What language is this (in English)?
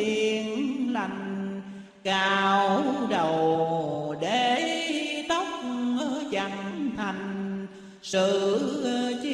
Vietnamese